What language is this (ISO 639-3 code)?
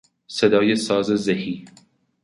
fas